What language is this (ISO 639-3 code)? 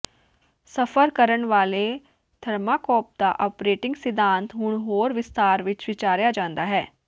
pan